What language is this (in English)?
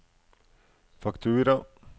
Norwegian